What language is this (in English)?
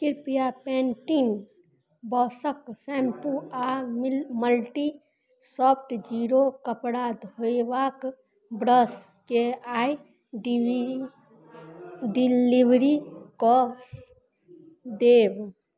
Maithili